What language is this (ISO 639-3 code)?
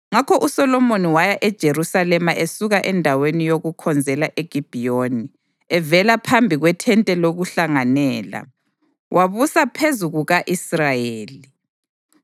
nde